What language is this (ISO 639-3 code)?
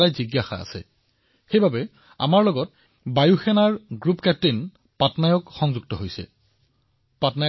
asm